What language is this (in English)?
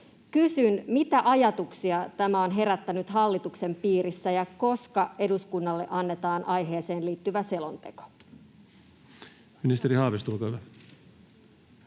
Finnish